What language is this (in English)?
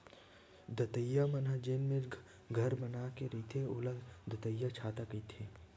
Chhattisgarhi